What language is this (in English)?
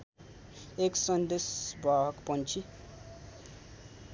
Nepali